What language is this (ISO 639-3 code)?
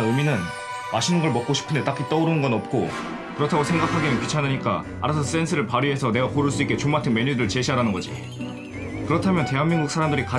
kor